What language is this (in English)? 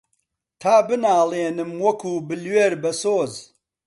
Central Kurdish